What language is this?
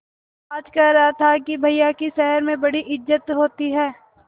Hindi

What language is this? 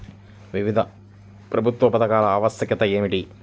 Telugu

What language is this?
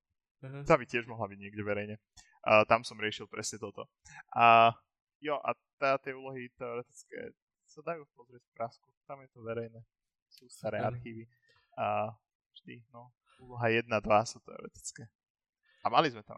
Slovak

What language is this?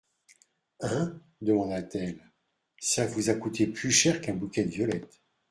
French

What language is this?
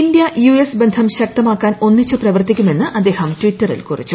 Malayalam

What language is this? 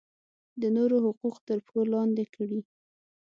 Pashto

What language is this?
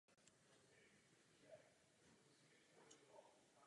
Czech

